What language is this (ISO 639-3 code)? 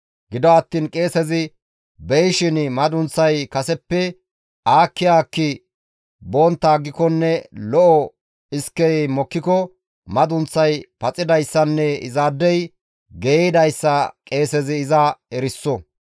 gmv